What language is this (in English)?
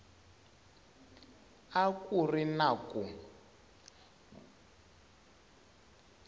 Tsonga